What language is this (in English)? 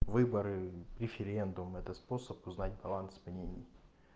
Russian